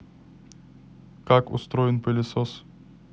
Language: Russian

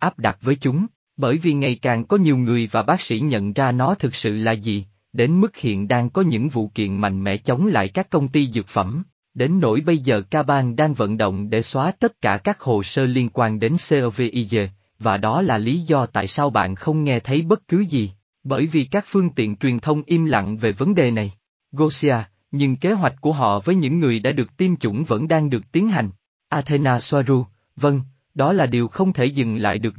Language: Vietnamese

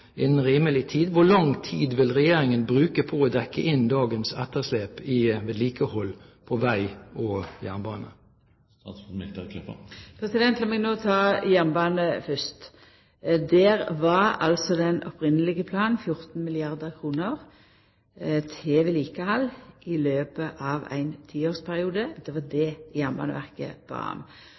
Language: Norwegian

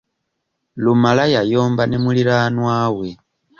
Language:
Ganda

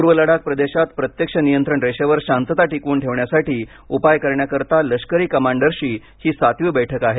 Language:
Marathi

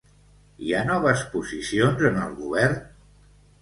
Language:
Catalan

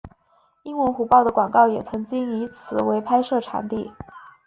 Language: Chinese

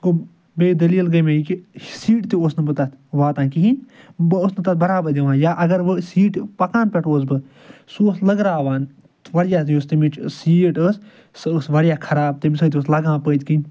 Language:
Kashmiri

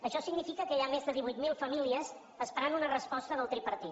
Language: Catalan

